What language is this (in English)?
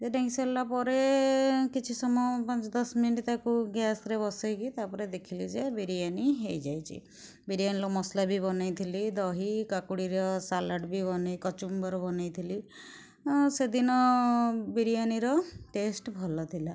Odia